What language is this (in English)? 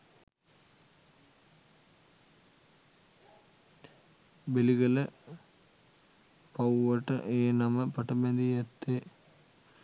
Sinhala